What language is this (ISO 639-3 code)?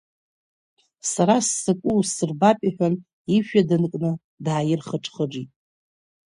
abk